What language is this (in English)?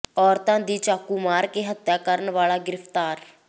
Punjabi